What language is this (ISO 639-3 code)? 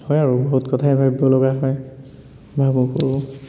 asm